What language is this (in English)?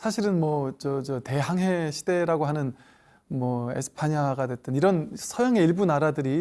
Korean